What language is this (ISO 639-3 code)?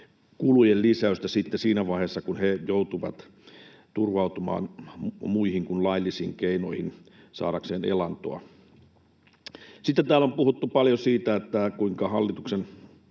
fin